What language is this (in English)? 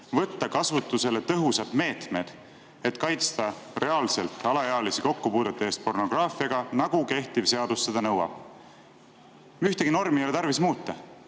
Estonian